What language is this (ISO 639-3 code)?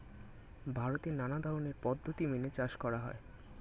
ben